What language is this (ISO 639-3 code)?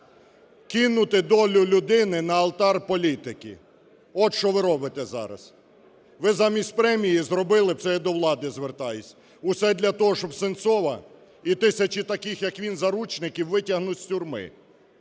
ukr